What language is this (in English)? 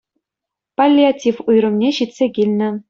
Chuvash